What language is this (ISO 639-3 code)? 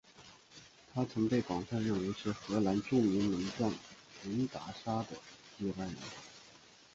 zho